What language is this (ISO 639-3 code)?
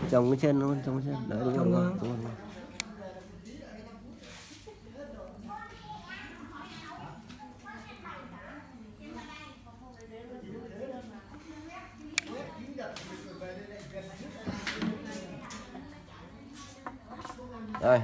vie